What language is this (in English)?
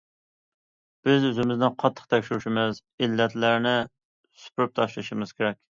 Uyghur